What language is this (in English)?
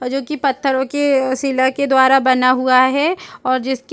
Hindi